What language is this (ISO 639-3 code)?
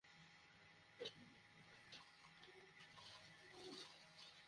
ben